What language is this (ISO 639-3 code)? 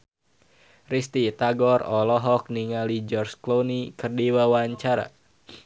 sun